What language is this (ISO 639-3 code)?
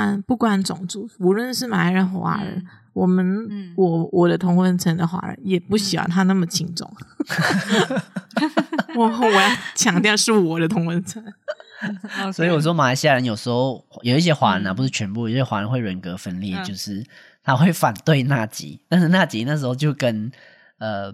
zho